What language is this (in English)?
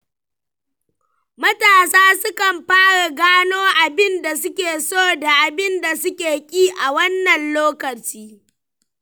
Hausa